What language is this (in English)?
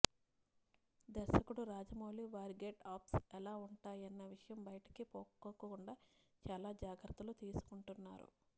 Telugu